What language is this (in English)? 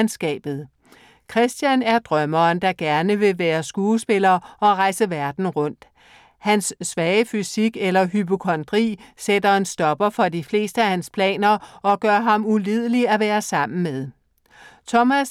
Danish